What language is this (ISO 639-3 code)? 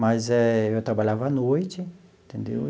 por